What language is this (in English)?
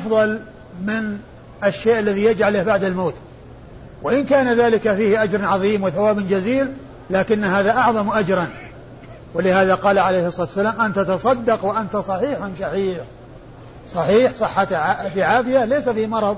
Arabic